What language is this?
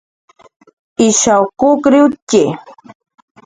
Jaqaru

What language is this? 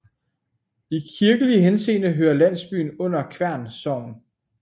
Danish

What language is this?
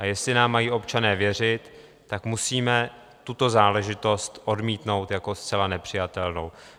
Czech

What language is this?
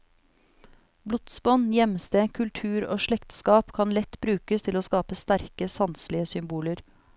Norwegian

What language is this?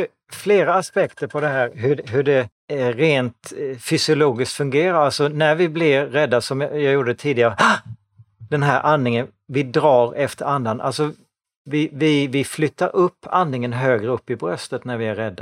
Swedish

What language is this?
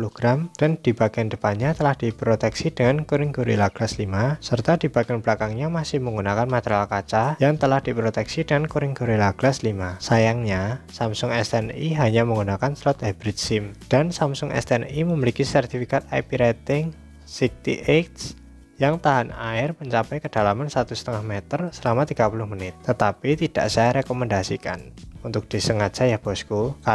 Indonesian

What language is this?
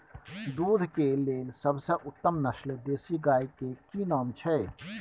Maithili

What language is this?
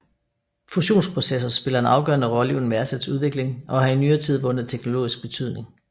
Danish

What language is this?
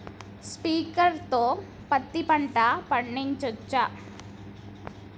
Telugu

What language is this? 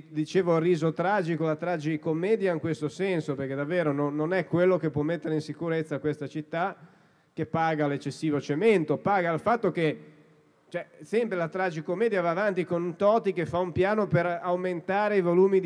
Italian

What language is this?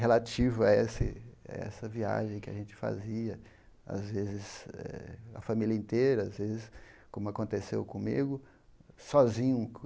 Portuguese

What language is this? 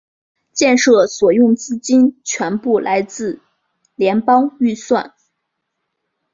Chinese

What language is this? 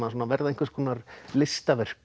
Icelandic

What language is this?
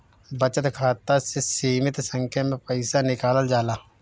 Bhojpuri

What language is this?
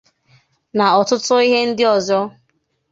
Igbo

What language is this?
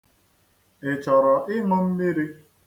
Igbo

